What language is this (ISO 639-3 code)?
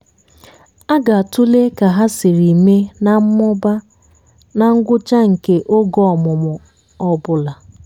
ibo